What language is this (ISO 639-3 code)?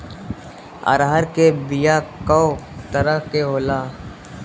bho